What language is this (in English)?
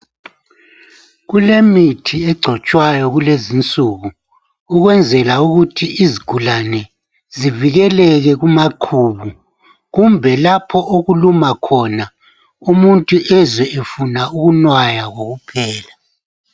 North Ndebele